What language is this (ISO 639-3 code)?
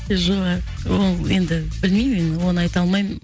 kaz